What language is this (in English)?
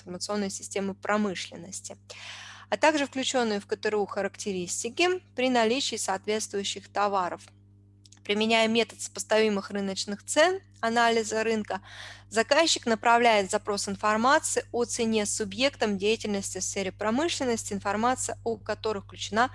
Russian